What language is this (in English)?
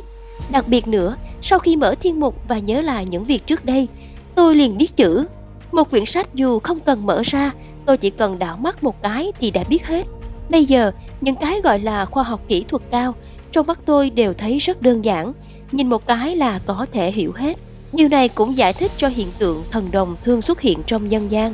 Vietnamese